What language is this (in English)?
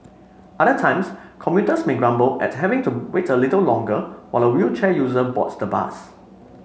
English